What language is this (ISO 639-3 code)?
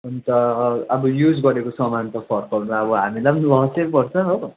nep